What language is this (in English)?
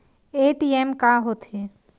Chhattisgarhi